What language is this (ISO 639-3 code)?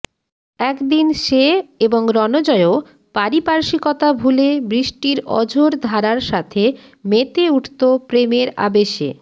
ben